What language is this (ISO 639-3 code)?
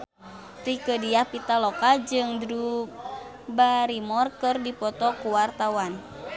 sun